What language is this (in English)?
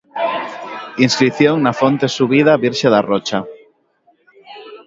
Galician